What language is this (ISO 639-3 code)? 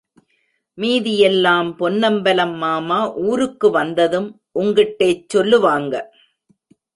tam